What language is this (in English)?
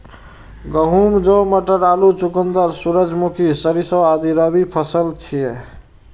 Maithili